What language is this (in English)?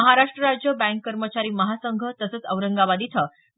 Marathi